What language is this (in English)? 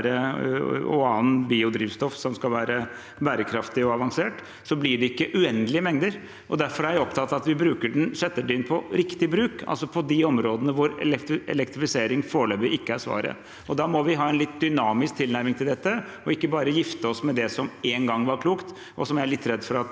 Norwegian